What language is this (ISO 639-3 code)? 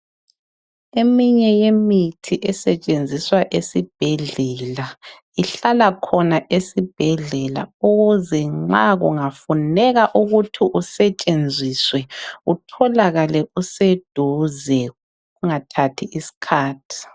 nde